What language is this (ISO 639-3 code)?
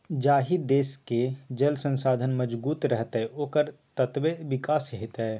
mai